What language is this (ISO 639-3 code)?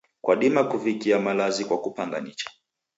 dav